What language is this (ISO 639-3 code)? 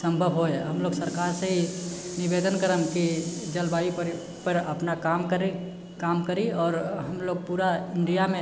mai